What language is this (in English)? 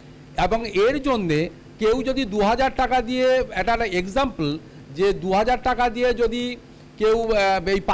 Hindi